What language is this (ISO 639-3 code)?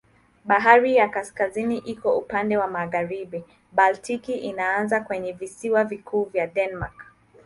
swa